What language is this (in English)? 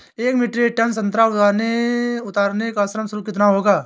Hindi